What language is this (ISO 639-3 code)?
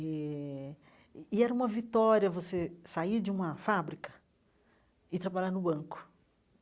por